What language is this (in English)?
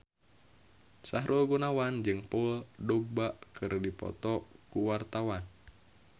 Sundanese